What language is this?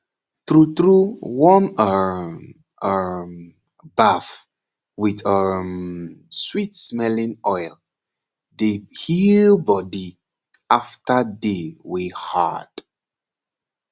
Nigerian Pidgin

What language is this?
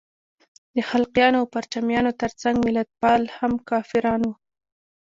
Pashto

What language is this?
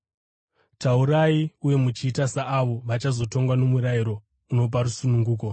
Shona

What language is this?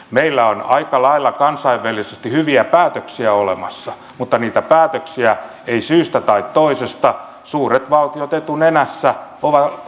Finnish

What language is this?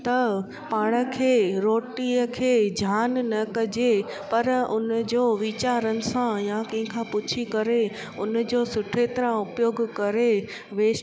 Sindhi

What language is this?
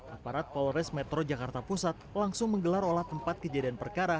Indonesian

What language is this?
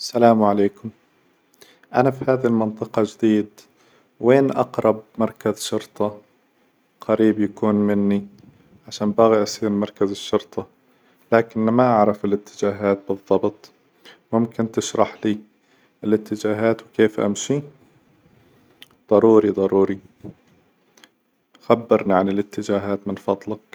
Hijazi Arabic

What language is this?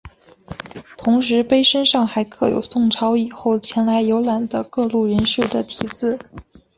Chinese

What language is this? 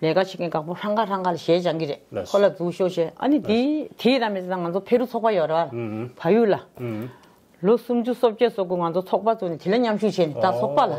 Korean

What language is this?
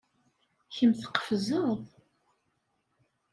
Kabyle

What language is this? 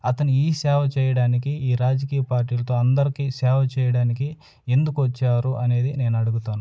Telugu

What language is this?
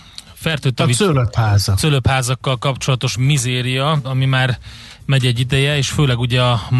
Hungarian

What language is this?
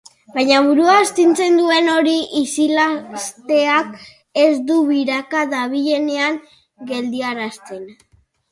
Basque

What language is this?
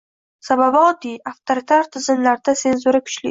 Uzbek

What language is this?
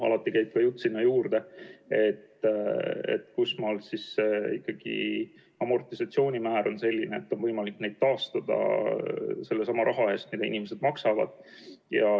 Estonian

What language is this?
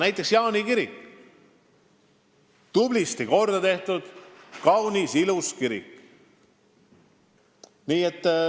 Estonian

